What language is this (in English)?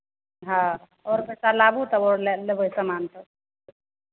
Maithili